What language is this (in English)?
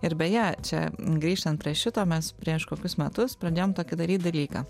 Lithuanian